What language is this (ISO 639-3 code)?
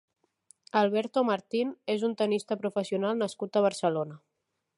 cat